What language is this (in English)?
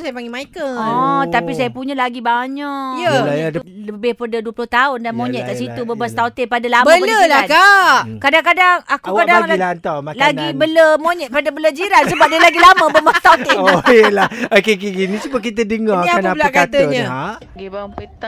Malay